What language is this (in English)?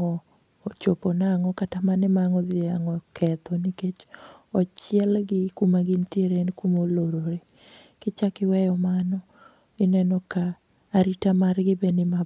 Luo (Kenya and Tanzania)